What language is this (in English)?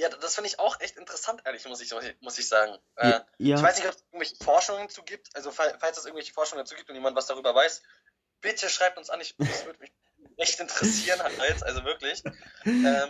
German